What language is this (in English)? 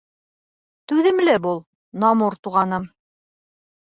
Bashkir